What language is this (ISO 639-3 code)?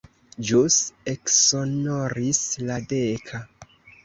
epo